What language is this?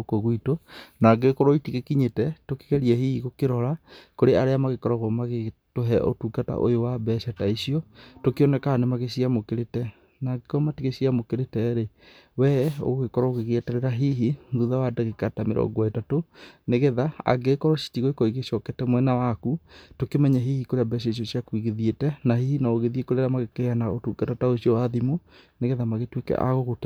Kikuyu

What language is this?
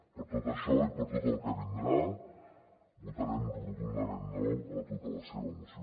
Catalan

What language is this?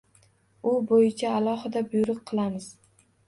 Uzbek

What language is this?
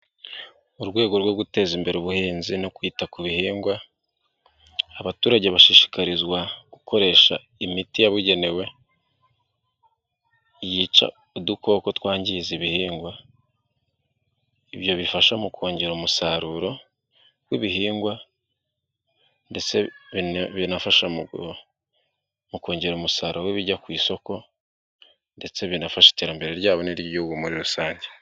Kinyarwanda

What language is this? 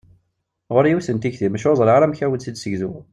Kabyle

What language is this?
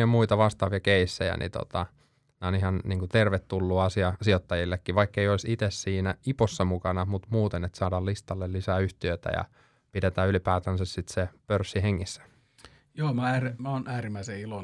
Finnish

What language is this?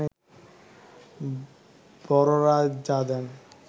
Bangla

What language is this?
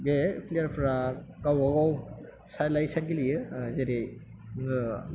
Bodo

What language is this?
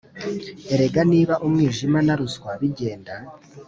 Kinyarwanda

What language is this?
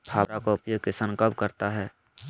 Magahi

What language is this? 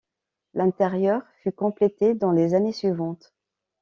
French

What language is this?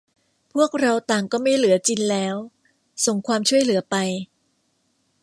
Thai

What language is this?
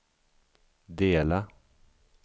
Swedish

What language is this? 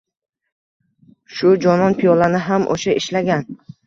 Uzbek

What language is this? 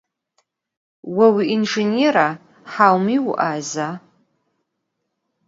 Adyghe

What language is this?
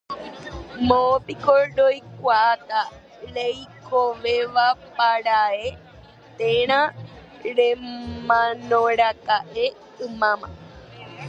Guarani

